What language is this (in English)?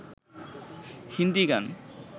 Bangla